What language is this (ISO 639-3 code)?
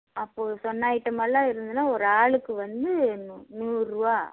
tam